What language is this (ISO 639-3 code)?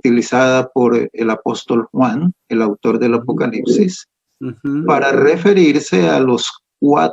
spa